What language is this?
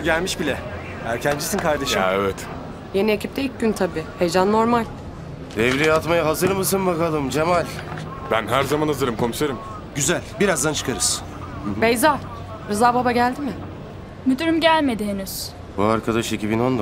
Turkish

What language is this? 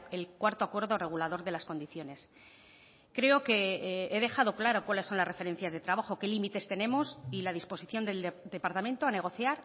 Spanish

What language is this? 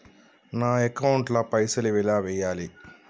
Telugu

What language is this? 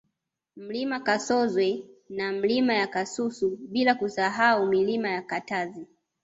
Swahili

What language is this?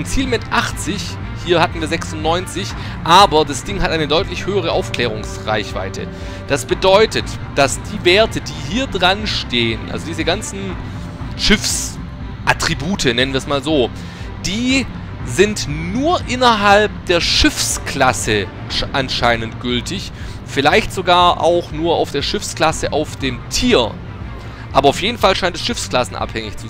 German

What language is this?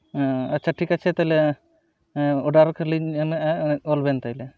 Santali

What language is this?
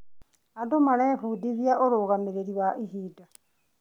Kikuyu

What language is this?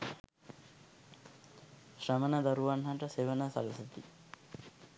Sinhala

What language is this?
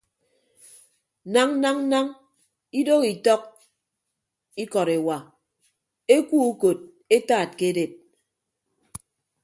Ibibio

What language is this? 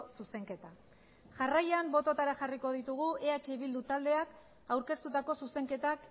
Basque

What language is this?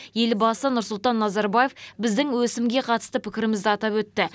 Kazakh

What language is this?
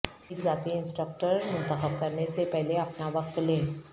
Urdu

